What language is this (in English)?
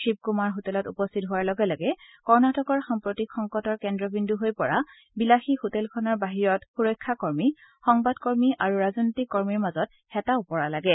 Assamese